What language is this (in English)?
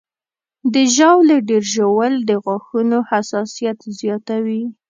Pashto